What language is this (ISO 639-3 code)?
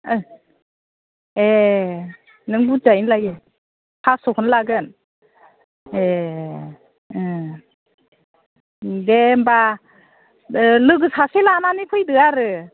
brx